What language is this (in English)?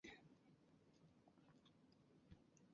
Chinese